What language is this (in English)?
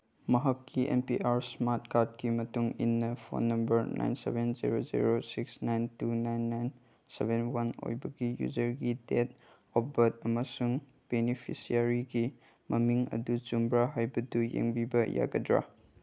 Manipuri